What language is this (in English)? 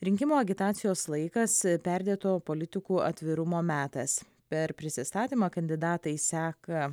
Lithuanian